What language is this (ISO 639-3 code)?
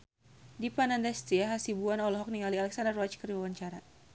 sun